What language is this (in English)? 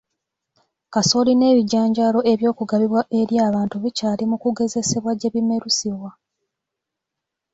Ganda